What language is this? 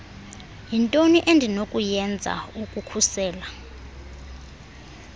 Xhosa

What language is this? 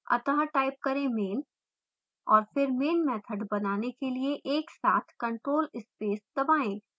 Hindi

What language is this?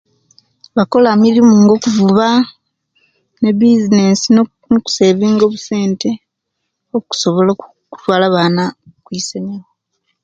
Kenyi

